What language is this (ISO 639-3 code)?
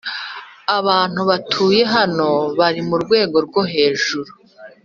kin